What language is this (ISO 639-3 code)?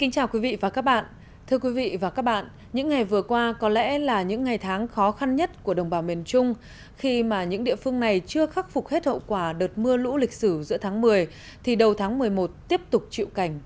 vie